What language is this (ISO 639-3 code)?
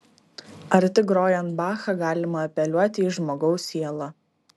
lit